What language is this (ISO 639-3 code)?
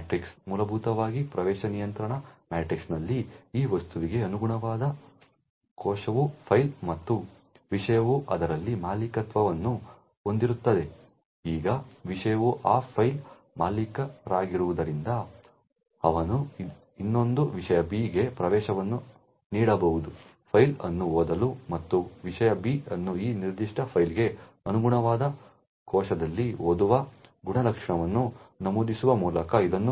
kan